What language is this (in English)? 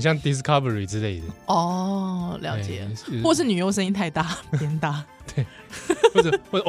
Chinese